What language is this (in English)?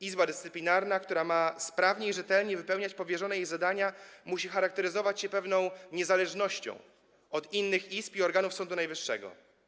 Polish